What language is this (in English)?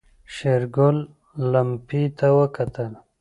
Pashto